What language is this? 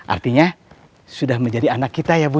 Indonesian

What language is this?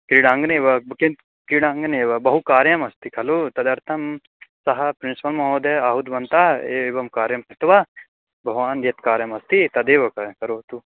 Sanskrit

